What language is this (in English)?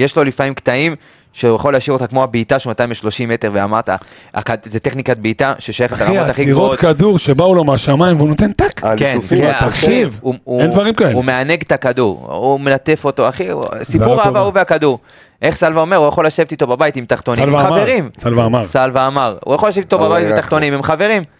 Hebrew